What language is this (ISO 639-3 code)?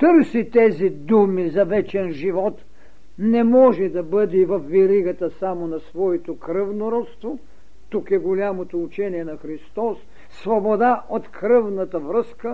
bul